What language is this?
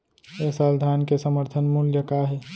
Chhattisgarhi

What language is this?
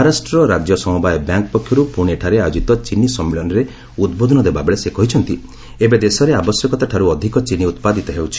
Odia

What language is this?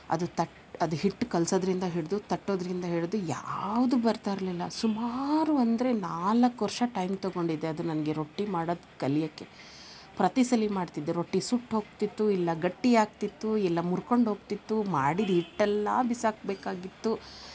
Kannada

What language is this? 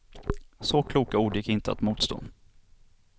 Swedish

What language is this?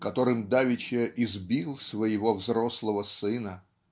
Russian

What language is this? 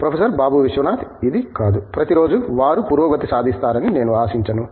Telugu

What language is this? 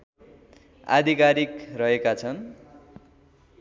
Nepali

